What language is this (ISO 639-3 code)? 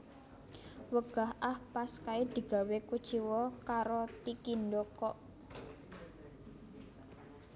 jav